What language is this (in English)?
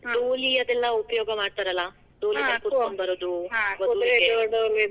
Kannada